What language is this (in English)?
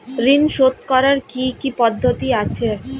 Bangla